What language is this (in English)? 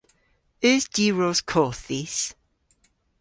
Cornish